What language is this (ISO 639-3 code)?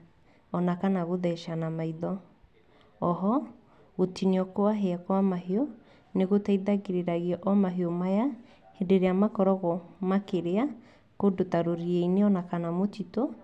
kik